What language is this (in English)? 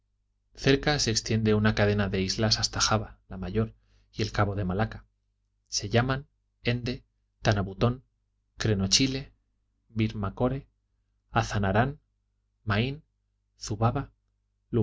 Spanish